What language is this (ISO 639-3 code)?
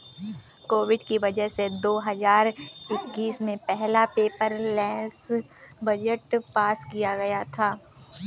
hin